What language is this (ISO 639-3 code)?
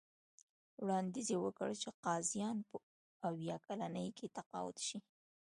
pus